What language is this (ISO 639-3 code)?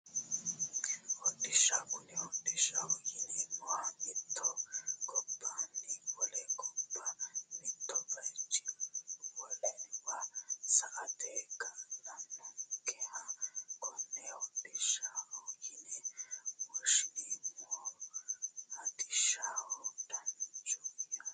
sid